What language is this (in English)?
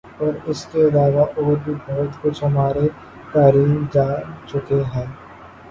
Urdu